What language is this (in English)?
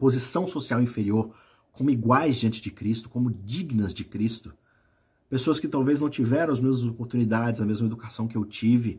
Portuguese